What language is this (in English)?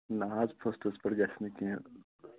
Kashmiri